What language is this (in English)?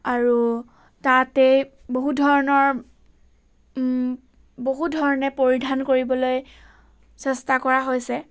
Assamese